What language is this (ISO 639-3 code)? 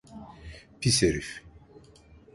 tur